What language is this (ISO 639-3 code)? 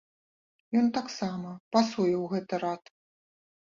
bel